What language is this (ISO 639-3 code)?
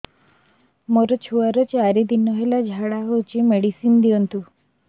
ori